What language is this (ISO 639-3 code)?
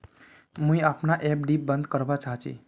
mag